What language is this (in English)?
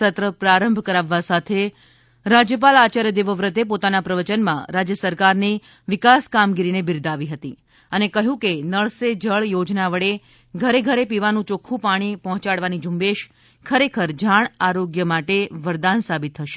Gujarati